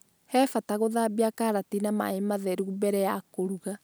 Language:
Kikuyu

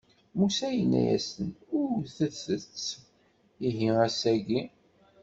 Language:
Kabyle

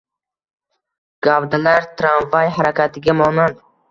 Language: Uzbek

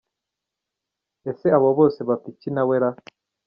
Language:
Kinyarwanda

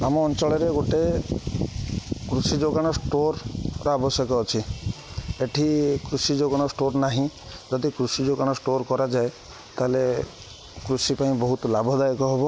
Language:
Odia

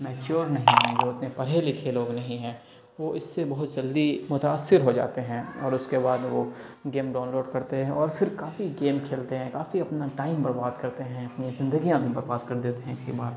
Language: Urdu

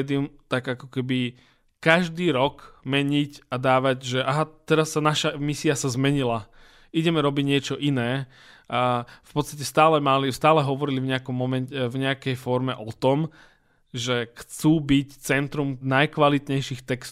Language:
Slovak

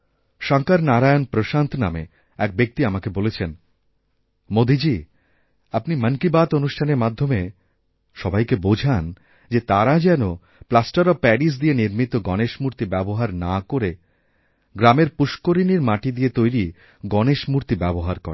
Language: Bangla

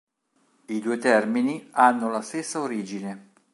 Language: Italian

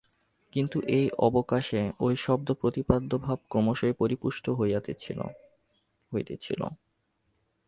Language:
Bangla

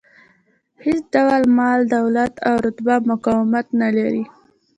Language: Pashto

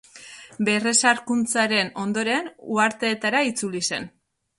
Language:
Basque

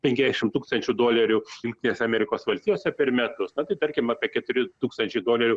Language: Lithuanian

